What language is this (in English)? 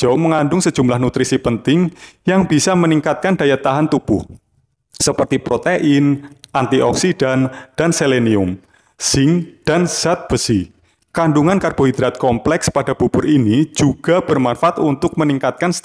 Indonesian